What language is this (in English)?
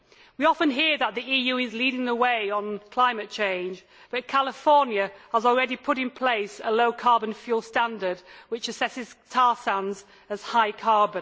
English